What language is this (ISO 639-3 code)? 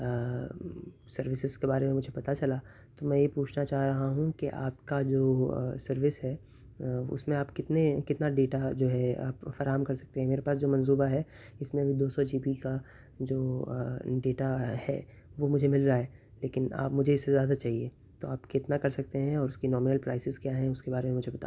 urd